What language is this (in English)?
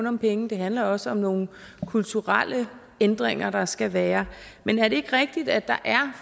Danish